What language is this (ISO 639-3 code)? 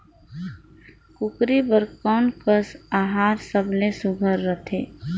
hne